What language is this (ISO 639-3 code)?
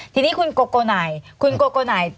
tha